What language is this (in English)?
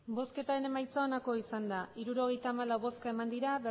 Basque